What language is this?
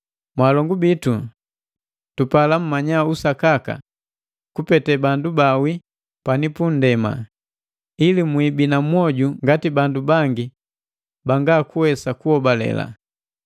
Matengo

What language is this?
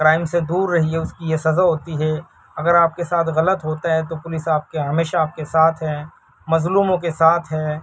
Urdu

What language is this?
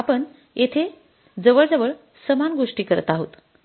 Marathi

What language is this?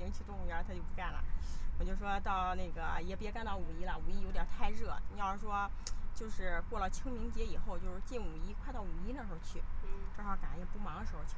Chinese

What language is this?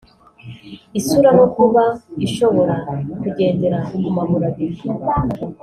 Kinyarwanda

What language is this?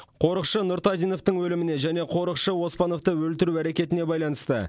Kazakh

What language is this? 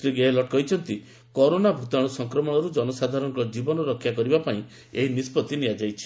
Odia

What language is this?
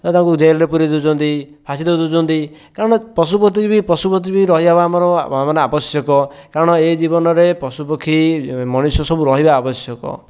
Odia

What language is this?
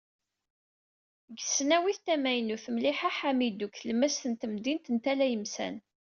Kabyle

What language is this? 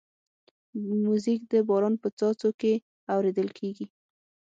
Pashto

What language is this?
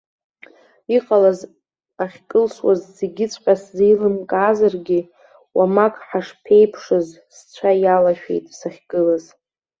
Abkhazian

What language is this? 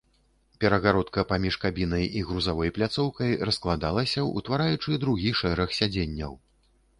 Belarusian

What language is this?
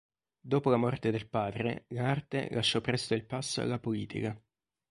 Italian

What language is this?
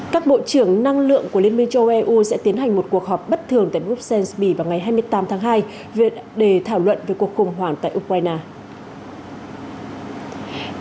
Vietnamese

